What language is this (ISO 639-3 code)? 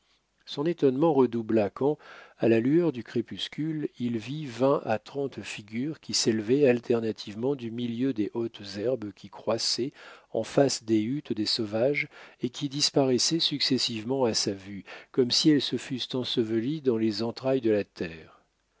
fra